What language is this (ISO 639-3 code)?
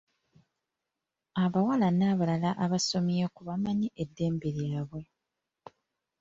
lug